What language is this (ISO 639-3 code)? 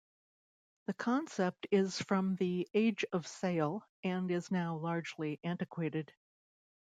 eng